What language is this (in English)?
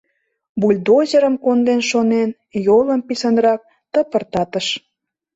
Mari